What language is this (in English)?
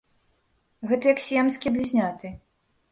Belarusian